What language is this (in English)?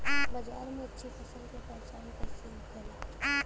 Bhojpuri